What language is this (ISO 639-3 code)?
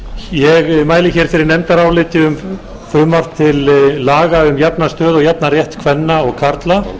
isl